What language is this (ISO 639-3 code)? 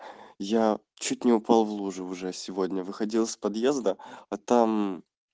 rus